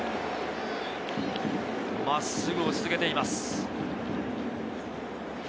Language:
Japanese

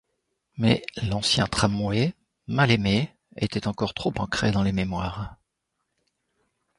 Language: French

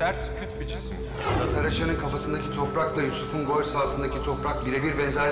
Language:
Turkish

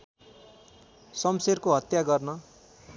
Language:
Nepali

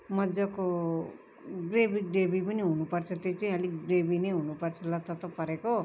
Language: Nepali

